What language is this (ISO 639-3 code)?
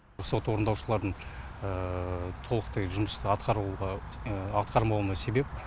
kaz